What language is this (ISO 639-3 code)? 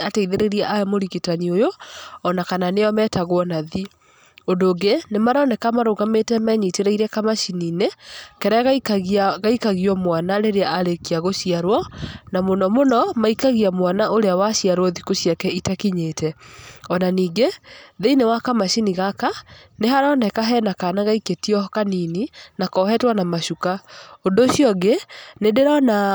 kik